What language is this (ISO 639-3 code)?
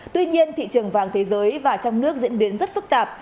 vie